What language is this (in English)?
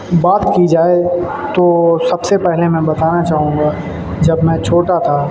Urdu